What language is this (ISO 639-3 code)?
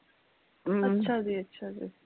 pan